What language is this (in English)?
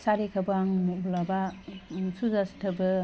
Bodo